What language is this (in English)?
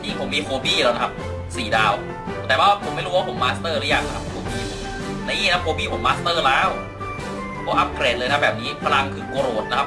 Thai